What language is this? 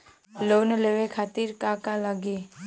Bhojpuri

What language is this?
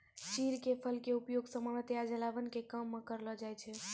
Maithili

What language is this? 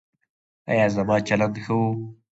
Pashto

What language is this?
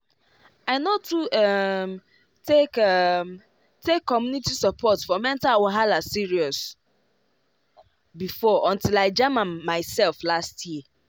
Nigerian Pidgin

